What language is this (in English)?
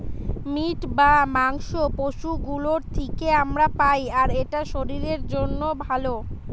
Bangla